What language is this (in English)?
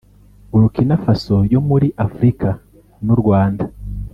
Kinyarwanda